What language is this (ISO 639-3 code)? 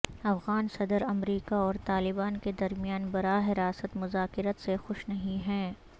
urd